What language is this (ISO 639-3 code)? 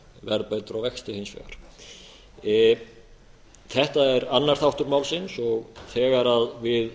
isl